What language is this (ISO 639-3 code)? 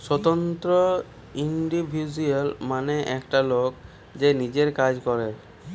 ben